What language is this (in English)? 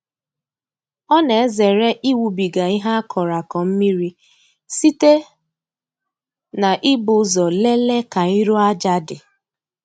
Igbo